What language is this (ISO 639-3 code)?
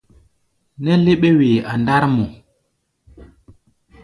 gba